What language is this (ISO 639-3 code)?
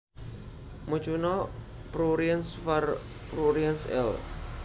jav